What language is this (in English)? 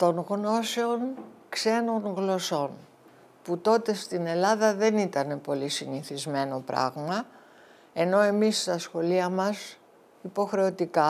Greek